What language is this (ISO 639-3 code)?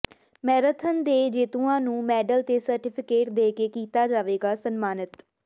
pan